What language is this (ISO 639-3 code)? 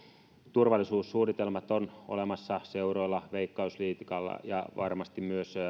fin